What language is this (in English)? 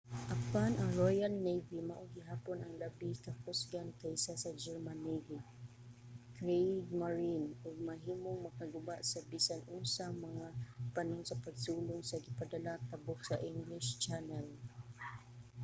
Cebuano